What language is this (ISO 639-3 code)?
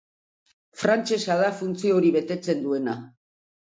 eus